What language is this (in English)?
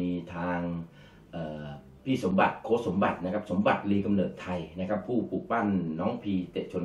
Thai